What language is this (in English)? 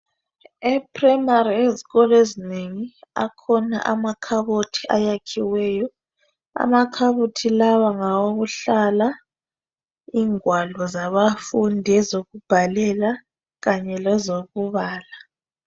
North Ndebele